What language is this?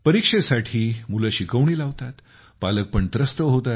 Marathi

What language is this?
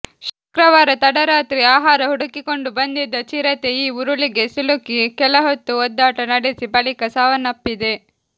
Kannada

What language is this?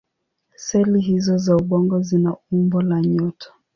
Swahili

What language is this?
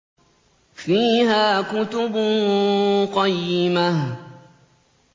Arabic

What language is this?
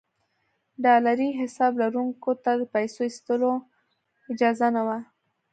Pashto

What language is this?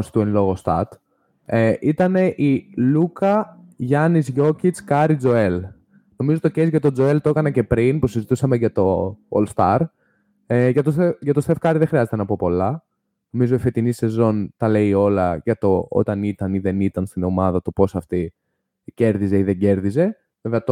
Greek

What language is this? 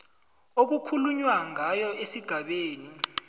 South Ndebele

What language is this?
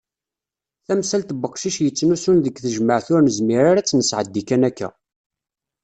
Kabyle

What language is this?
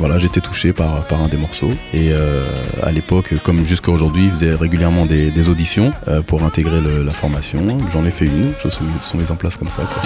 French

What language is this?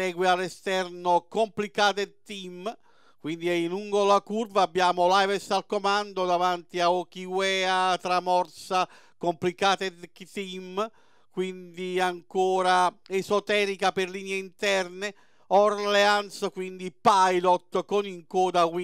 Italian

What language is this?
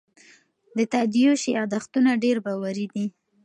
Pashto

